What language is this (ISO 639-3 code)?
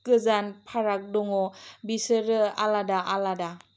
brx